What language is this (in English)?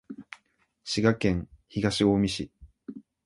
Japanese